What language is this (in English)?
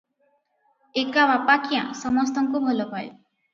Odia